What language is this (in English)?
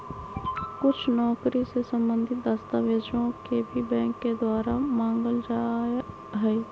Magahi